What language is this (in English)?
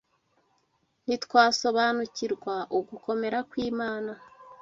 Kinyarwanda